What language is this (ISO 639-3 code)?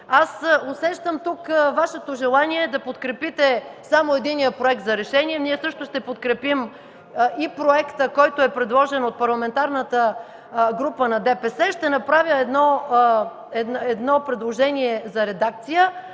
bul